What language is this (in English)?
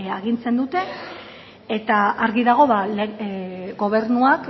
Basque